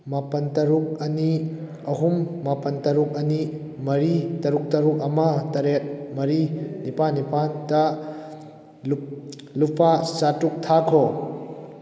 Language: Manipuri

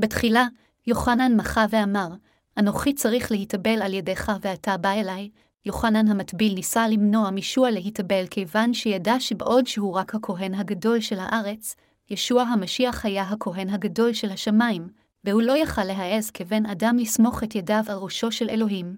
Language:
Hebrew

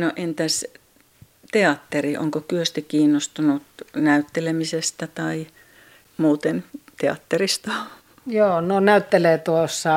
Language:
Finnish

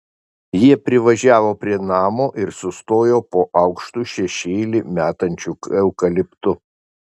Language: Lithuanian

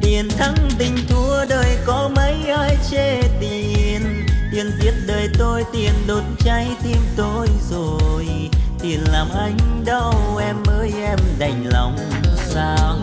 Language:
Vietnamese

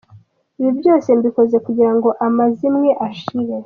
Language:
Kinyarwanda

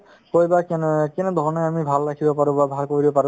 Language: Assamese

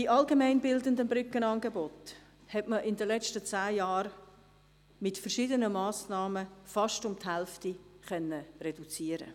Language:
Swiss German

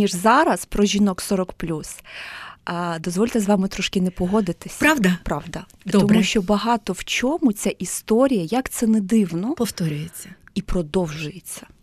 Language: Ukrainian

